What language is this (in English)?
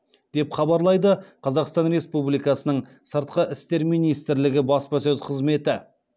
Kazakh